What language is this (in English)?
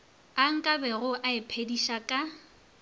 Northern Sotho